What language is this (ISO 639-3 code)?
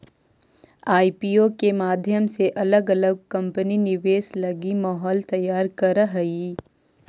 mag